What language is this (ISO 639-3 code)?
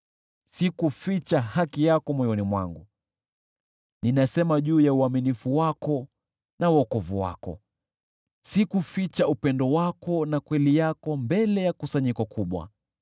swa